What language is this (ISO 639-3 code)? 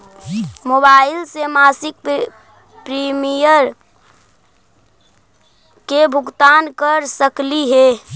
mag